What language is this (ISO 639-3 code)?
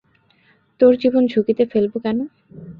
ben